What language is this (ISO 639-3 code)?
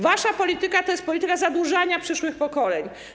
pol